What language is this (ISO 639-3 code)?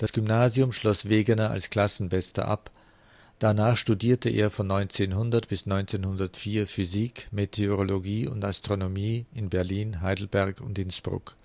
deu